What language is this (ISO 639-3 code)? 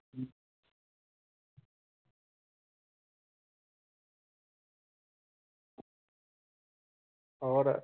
pan